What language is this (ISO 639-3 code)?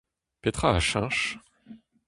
bre